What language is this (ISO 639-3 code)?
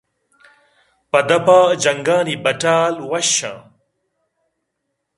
bgp